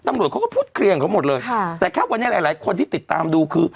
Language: Thai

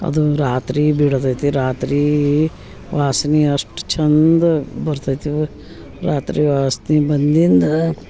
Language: Kannada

